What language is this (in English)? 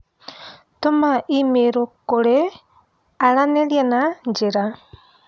Kikuyu